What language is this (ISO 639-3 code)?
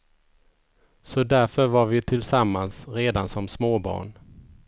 swe